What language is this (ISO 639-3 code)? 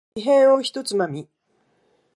jpn